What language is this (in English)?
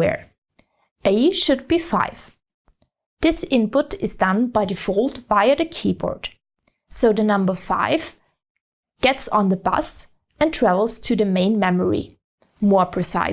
English